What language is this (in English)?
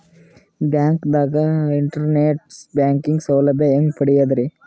Kannada